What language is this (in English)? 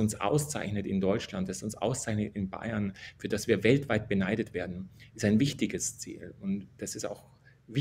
German